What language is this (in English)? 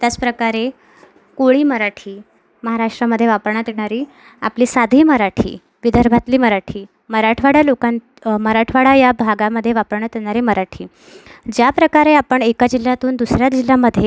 Marathi